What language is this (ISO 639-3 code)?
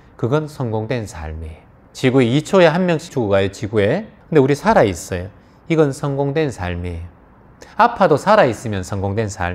kor